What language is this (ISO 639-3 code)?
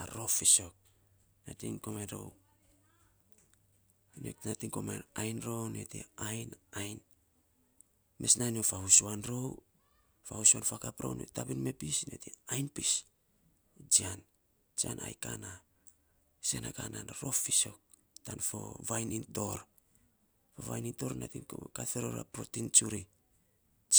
sps